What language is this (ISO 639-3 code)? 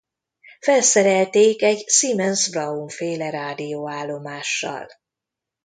hun